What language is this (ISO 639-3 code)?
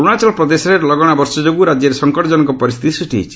ori